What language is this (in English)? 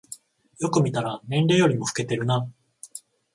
Japanese